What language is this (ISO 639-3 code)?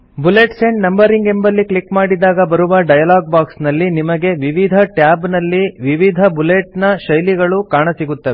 kan